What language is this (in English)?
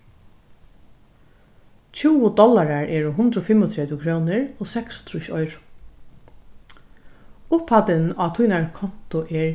Faroese